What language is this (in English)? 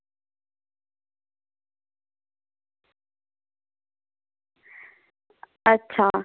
Dogri